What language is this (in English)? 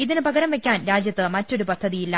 Malayalam